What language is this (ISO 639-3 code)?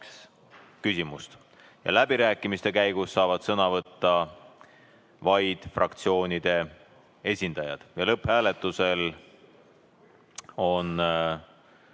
est